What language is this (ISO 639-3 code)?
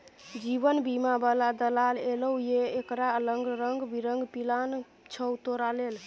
mai